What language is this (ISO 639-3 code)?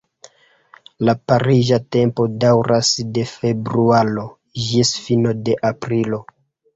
epo